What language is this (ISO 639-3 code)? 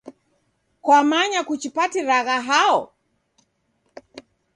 dav